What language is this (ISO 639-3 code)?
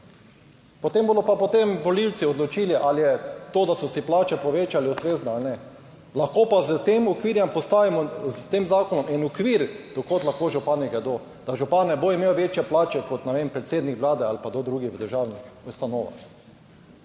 slv